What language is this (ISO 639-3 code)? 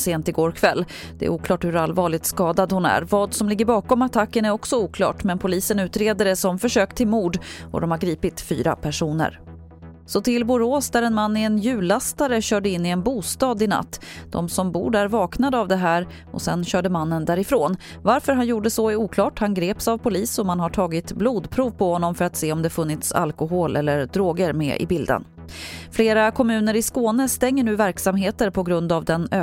swe